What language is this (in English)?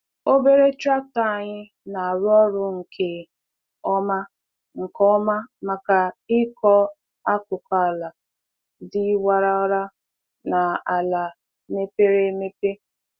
Igbo